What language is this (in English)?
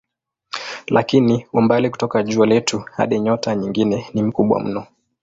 Swahili